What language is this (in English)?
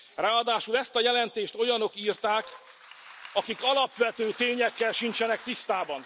Hungarian